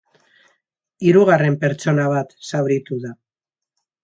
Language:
Basque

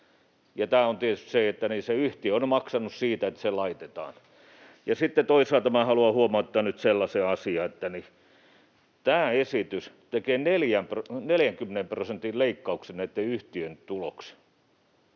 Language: Finnish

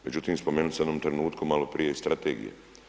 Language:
Croatian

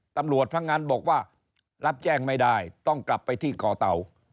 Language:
Thai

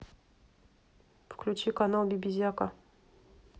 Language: Russian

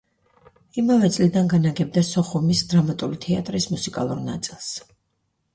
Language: Georgian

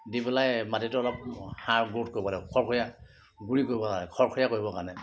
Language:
Assamese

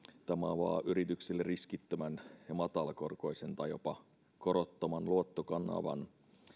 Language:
Finnish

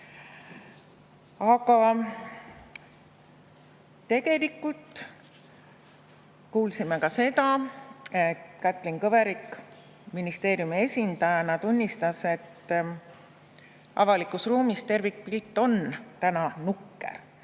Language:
Estonian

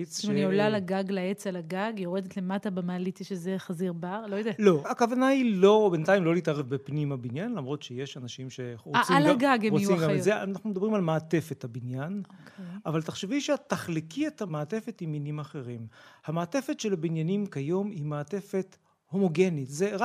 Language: Hebrew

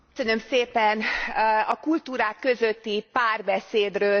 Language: Hungarian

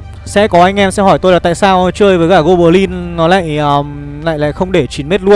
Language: Vietnamese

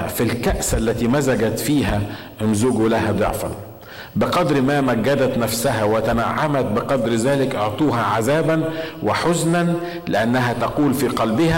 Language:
Arabic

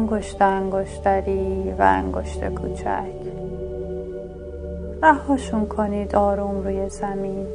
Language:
Persian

